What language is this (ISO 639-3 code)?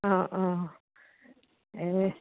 asm